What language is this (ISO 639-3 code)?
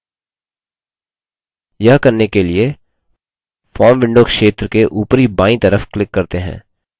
hin